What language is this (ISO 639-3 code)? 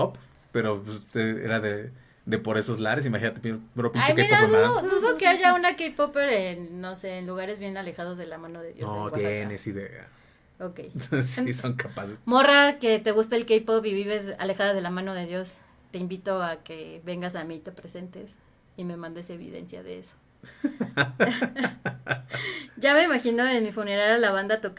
spa